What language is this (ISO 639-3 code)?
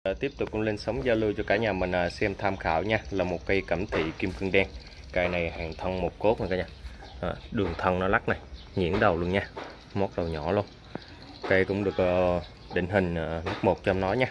vie